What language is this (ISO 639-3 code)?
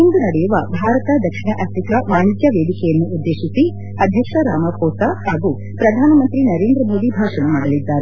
kan